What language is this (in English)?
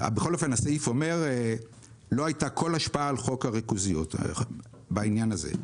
Hebrew